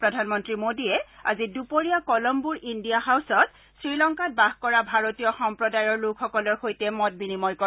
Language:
Assamese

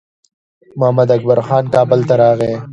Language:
Pashto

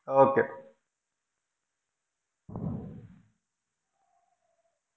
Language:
Malayalam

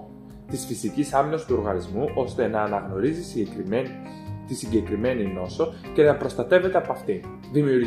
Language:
Greek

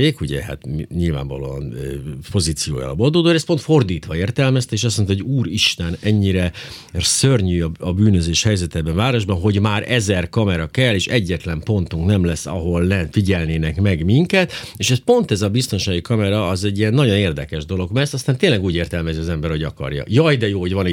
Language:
Hungarian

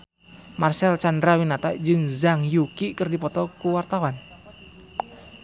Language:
Sundanese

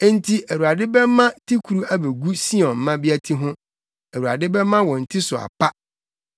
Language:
Akan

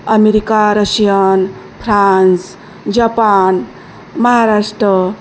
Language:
Marathi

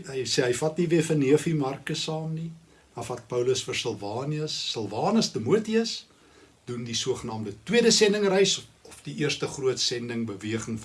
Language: Dutch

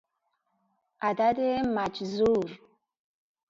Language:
Persian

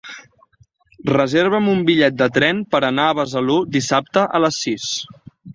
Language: Catalan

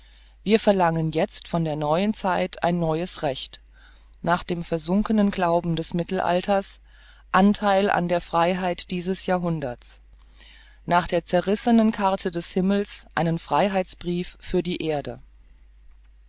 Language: German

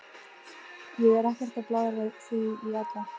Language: Icelandic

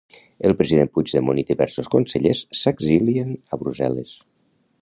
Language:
Catalan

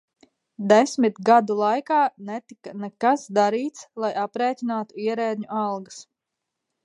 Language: Latvian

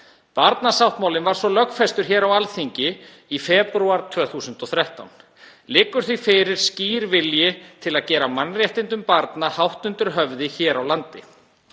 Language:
Icelandic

